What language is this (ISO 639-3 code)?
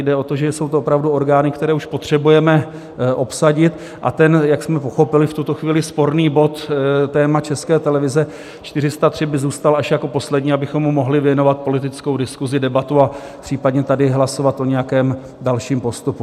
ces